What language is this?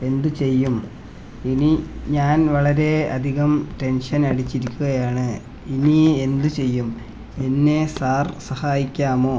Malayalam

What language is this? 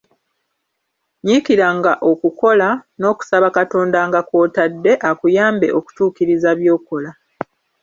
Ganda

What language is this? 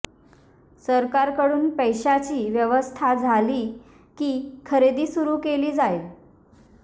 Marathi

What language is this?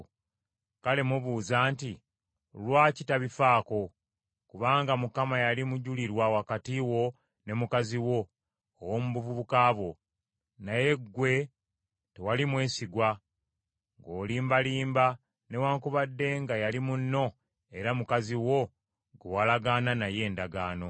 Ganda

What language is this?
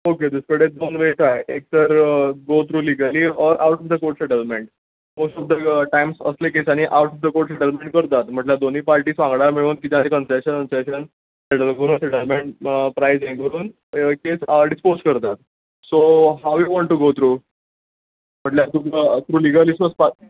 Konkani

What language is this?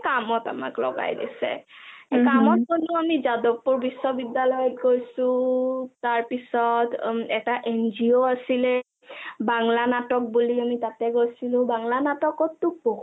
Assamese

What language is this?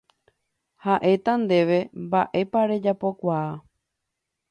Guarani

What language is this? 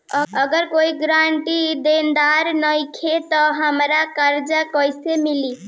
Bhojpuri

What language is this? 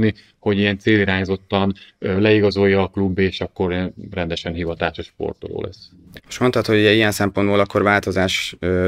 Hungarian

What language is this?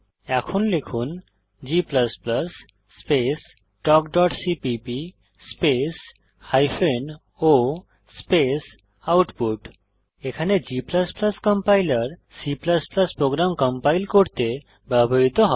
Bangla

